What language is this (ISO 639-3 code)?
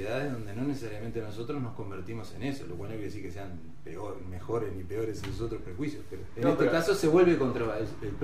spa